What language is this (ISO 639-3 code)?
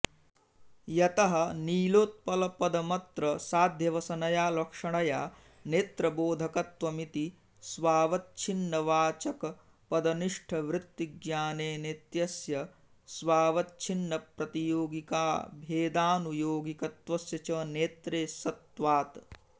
san